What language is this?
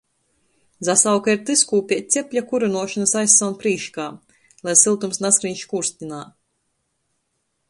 Latgalian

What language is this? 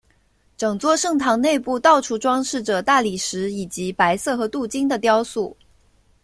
Chinese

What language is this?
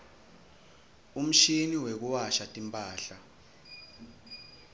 Swati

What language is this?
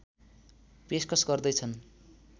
Nepali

